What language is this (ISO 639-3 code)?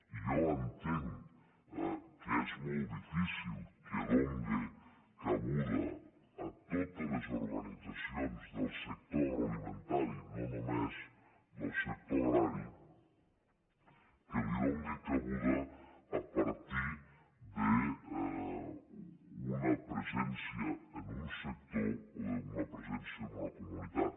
cat